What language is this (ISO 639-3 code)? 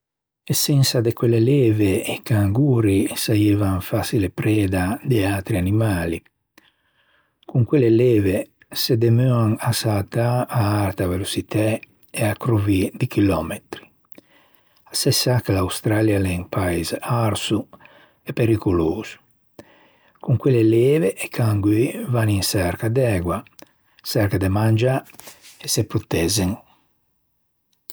lij